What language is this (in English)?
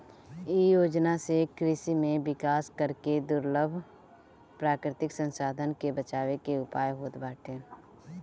Bhojpuri